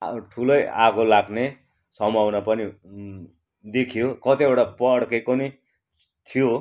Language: Nepali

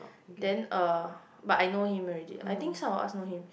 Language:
English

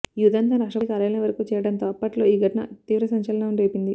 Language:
Telugu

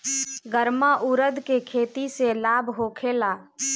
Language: Bhojpuri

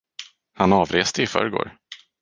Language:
Swedish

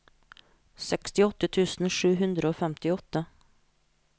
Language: Norwegian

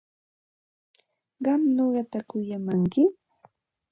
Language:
Santa Ana de Tusi Pasco Quechua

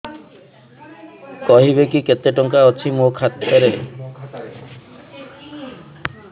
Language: Odia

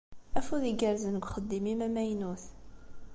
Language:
Kabyle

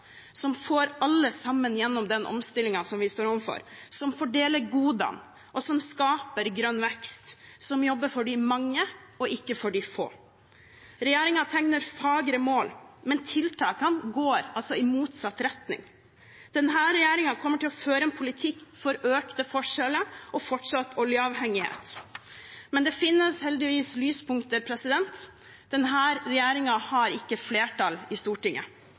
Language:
Norwegian Bokmål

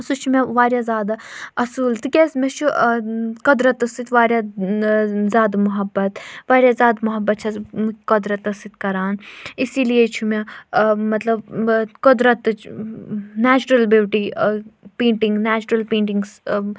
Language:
Kashmiri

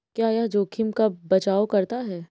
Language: Hindi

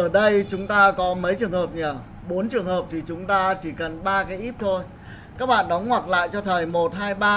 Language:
Vietnamese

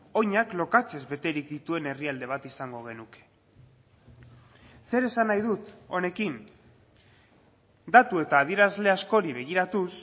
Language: Basque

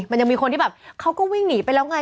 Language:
Thai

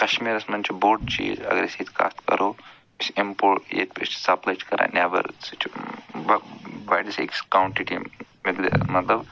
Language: Kashmiri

